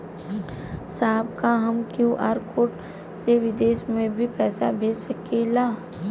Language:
Bhojpuri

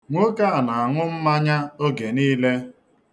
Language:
Igbo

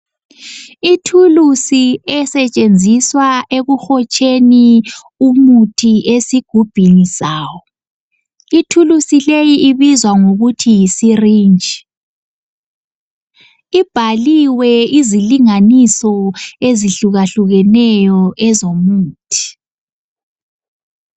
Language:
North Ndebele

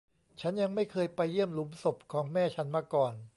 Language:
Thai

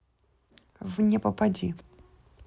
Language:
Russian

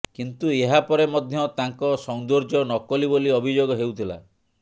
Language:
Odia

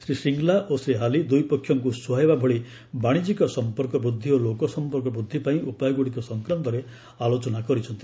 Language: Odia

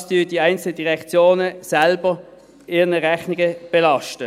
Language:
Swiss German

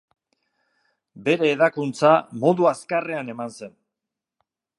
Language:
Basque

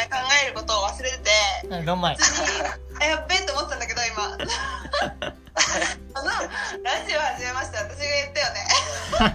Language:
Japanese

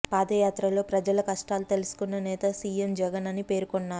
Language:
Telugu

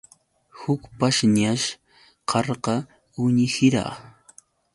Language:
Yauyos Quechua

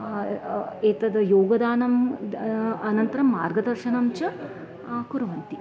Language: Sanskrit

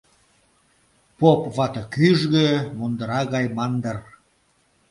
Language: Mari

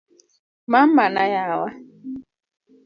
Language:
Luo (Kenya and Tanzania)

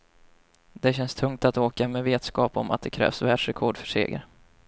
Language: Swedish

